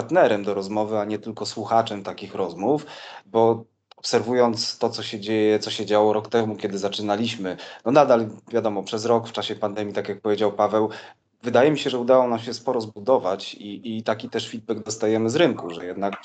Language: Polish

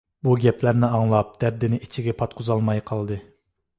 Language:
Uyghur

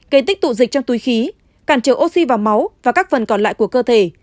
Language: Vietnamese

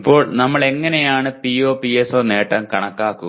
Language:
Malayalam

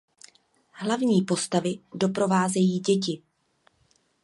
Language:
Czech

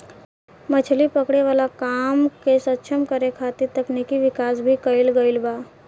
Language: Bhojpuri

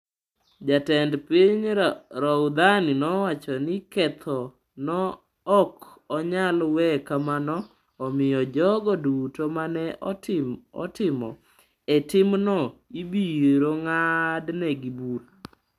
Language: Luo (Kenya and Tanzania)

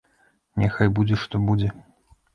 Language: Belarusian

